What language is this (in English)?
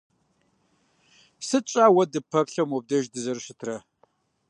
Kabardian